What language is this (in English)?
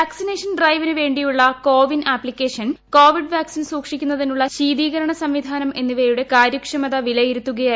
Malayalam